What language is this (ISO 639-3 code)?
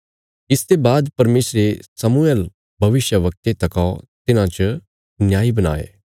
kfs